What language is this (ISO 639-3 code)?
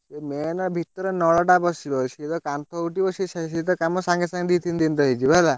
ori